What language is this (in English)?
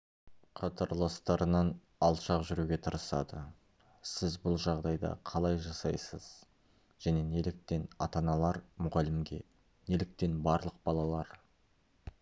Kazakh